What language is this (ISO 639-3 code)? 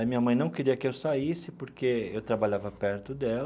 por